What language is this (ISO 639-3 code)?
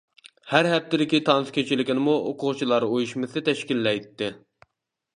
uig